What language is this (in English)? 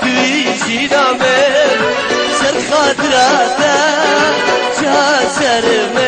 Bulgarian